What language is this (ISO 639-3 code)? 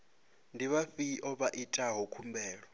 ven